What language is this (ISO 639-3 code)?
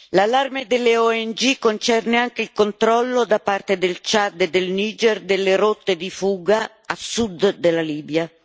ita